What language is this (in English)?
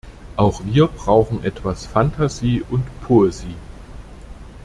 German